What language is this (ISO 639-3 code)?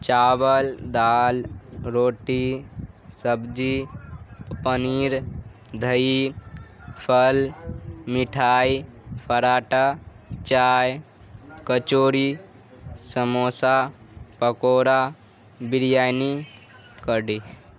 urd